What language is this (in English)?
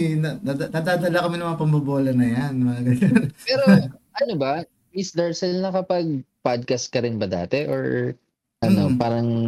Filipino